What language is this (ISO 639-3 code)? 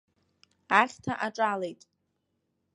abk